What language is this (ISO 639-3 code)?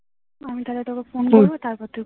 ben